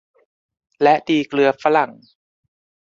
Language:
Thai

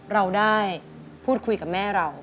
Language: Thai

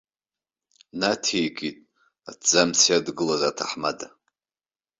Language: Abkhazian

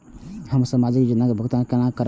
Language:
Maithili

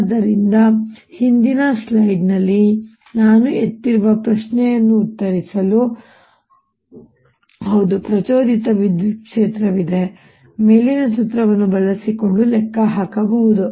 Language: Kannada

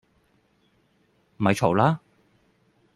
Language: Cantonese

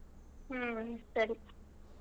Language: Kannada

